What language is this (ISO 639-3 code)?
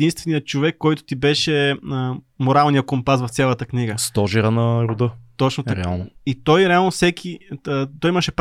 bul